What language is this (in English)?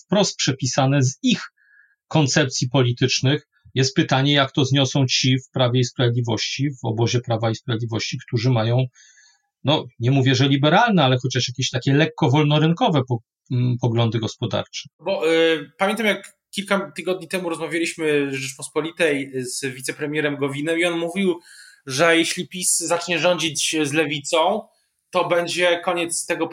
Polish